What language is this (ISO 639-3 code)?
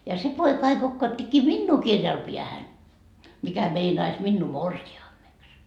fin